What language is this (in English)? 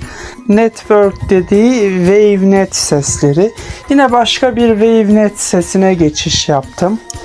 Turkish